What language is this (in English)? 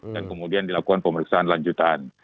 Indonesian